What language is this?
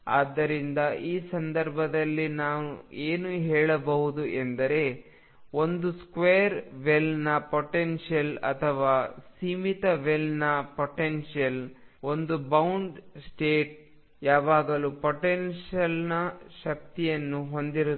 Kannada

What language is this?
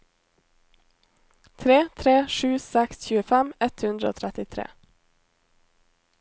Norwegian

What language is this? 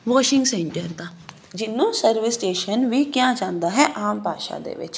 Punjabi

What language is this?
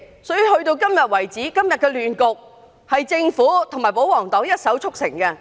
Cantonese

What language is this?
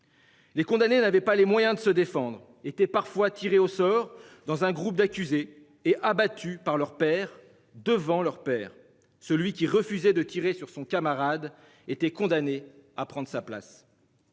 French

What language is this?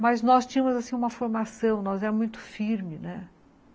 Portuguese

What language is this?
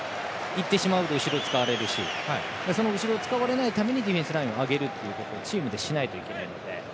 Japanese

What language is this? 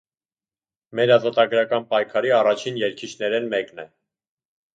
Armenian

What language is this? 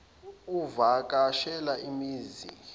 Zulu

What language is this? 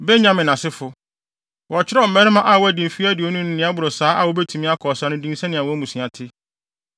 Akan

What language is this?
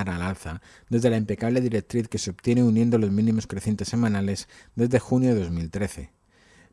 Spanish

